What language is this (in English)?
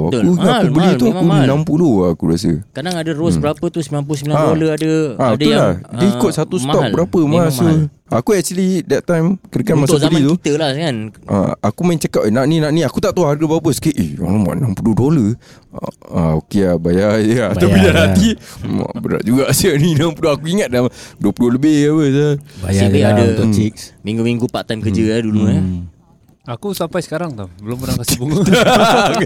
Malay